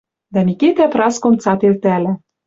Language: Western Mari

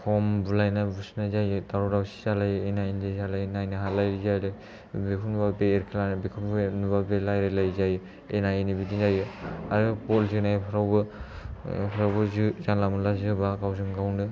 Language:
Bodo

